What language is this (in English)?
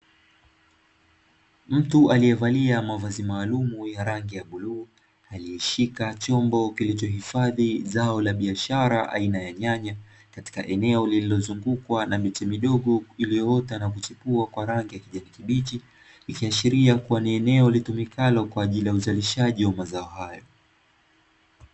Swahili